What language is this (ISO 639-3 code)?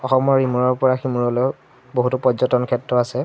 asm